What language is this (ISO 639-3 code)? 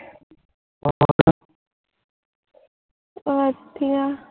pan